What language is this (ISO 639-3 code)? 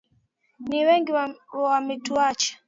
swa